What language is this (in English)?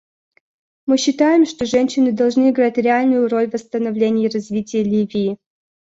Russian